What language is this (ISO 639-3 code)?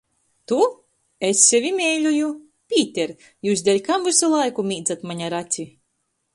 ltg